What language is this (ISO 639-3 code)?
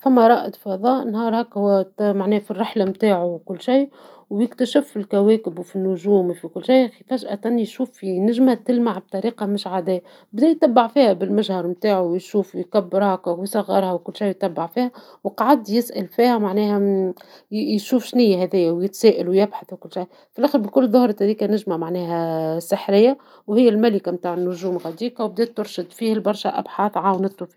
aeb